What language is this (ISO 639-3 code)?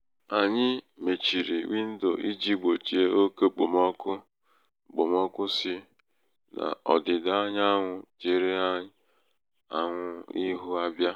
ibo